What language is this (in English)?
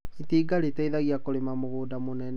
Kikuyu